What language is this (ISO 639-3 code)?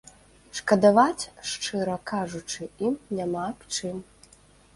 bel